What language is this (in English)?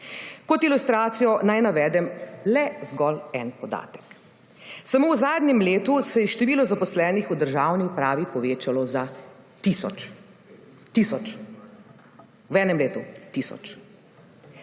Slovenian